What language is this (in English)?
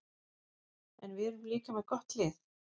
Icelandic